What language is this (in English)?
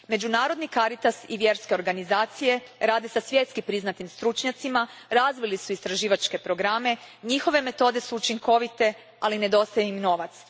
Croatian